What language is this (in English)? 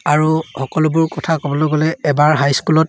Assamese